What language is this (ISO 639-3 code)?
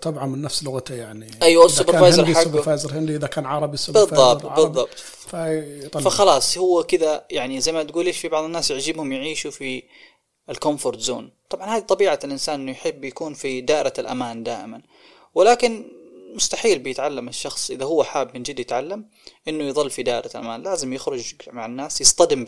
ara